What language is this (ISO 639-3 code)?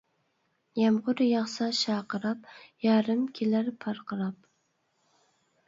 uig